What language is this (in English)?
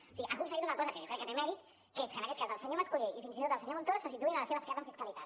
Catalan